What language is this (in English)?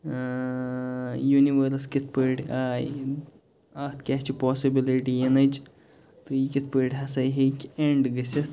Kashmiri